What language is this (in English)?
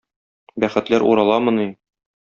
Tatar